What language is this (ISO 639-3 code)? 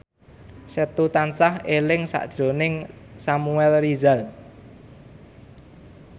jav